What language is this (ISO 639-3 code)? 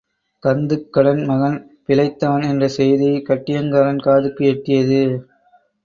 tam